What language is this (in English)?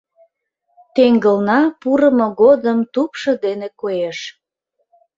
Mari